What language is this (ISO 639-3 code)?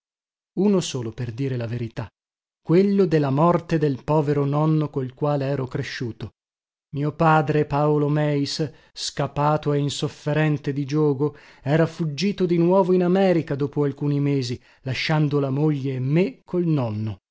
ita